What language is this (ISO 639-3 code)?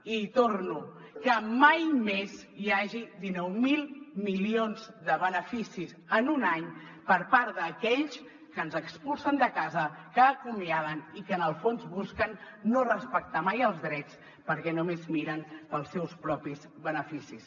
cat